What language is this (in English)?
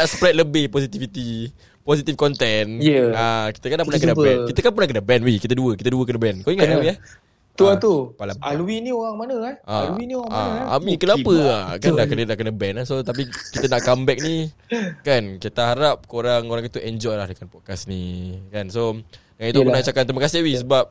Malay